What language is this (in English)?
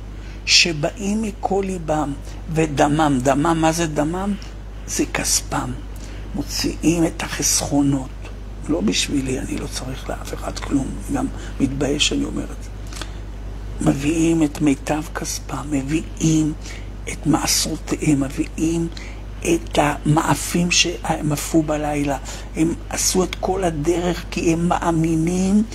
Hebrew